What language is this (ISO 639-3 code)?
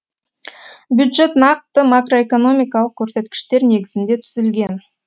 kaz